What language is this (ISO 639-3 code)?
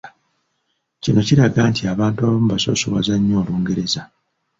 lug